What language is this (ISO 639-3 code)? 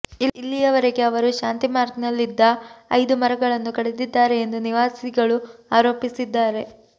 kan